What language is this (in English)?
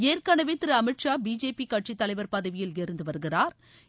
Tamil